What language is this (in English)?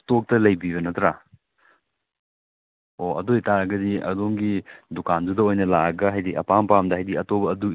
Manipuri